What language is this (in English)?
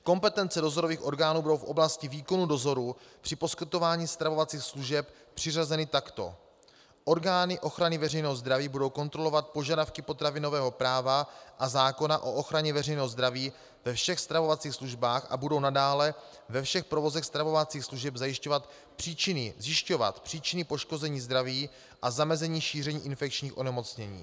Czech